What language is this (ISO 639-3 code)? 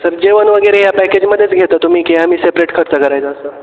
mar